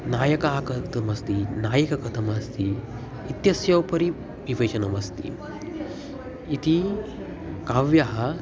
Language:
Sanskrit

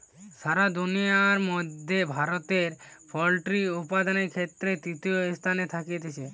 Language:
Bangla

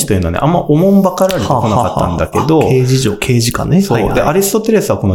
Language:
Japanese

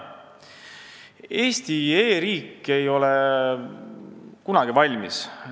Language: Estonian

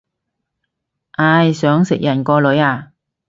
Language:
Cantonese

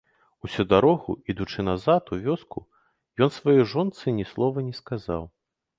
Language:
Belarusian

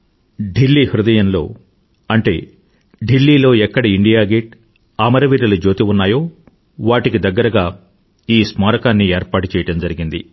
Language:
Telugu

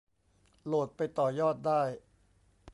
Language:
Thai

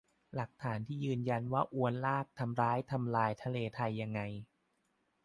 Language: Thai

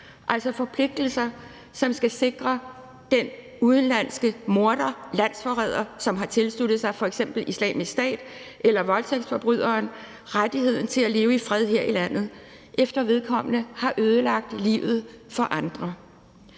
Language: Danish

